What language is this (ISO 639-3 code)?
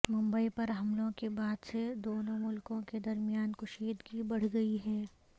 urd